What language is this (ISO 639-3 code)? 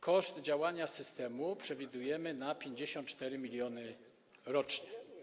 pol